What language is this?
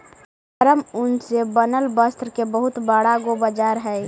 Magahi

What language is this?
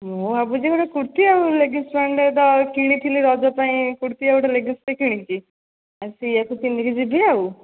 Odia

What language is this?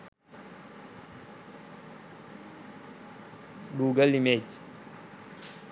Sinhala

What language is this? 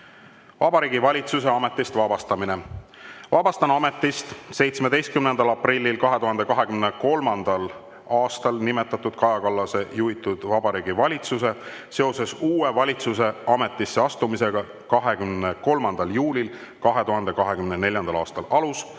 Estonian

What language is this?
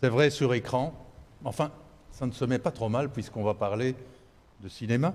French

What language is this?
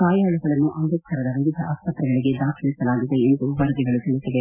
Kannada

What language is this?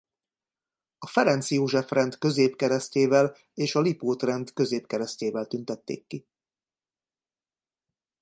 Hungarian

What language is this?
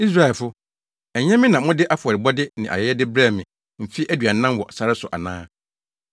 Akan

